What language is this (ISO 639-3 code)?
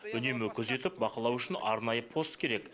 kaz